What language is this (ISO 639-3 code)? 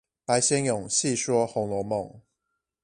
zho